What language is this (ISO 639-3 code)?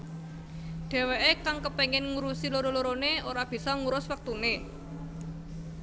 jav